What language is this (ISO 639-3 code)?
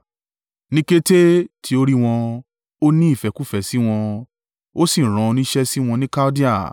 yor